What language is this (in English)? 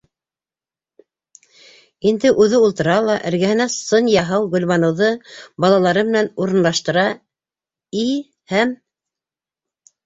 Bashkir